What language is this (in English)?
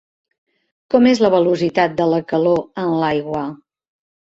Catalan